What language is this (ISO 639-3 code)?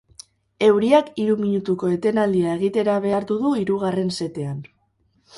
eus